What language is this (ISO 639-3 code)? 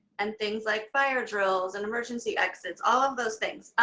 eng